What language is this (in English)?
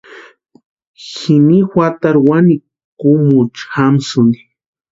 Western Highland Purepecha